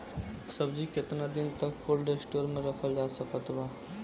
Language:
Bhojpuri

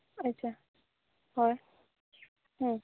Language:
Santali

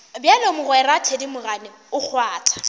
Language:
Northern Sotho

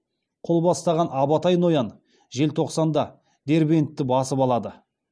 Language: Kazakh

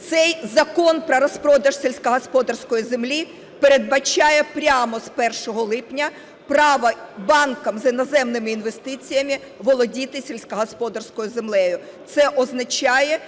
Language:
Ukrainian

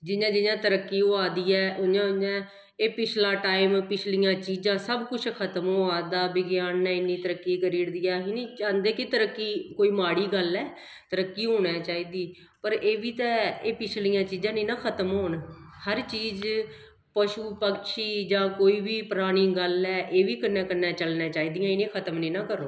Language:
Dogri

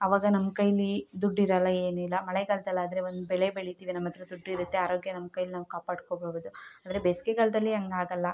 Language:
Kannada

